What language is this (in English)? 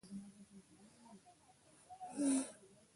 Pashto